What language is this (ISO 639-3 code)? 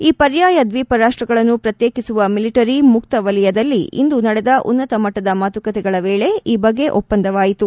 kan